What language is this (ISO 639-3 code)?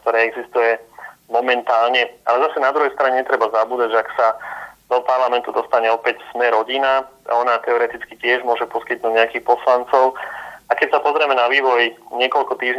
slk